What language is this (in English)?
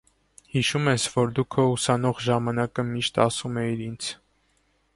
Armenian